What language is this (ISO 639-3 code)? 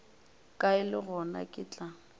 nso